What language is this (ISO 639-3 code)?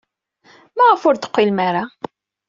kab